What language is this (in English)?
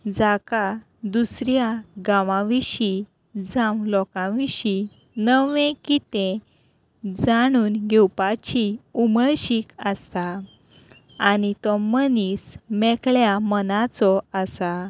Konkani